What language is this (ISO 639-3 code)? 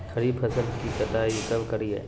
mag